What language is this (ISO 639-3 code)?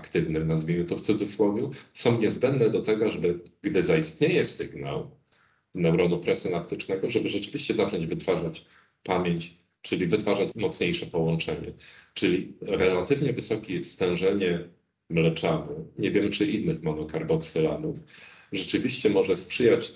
pol